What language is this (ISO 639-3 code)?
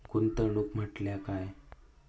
mar